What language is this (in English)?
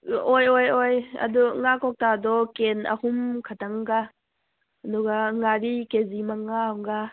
Manipuri